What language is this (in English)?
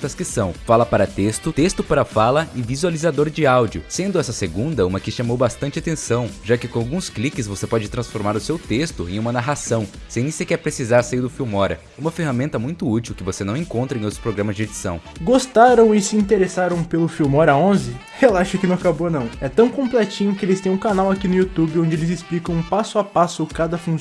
Portuguese